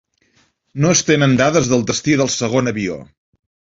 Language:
Catalan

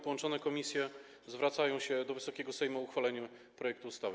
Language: Polish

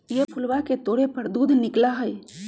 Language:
Magahi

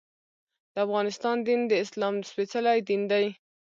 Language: Pashto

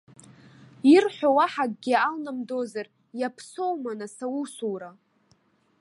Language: Abkhazian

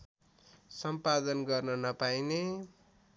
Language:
Nepali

